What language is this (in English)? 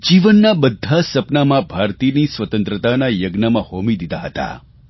Gujarati